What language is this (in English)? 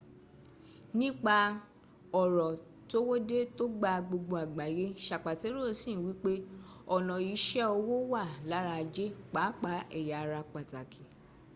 Yoruba